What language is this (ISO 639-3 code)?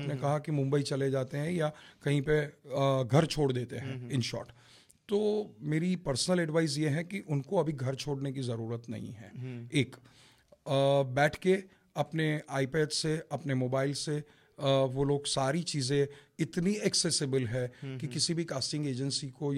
hin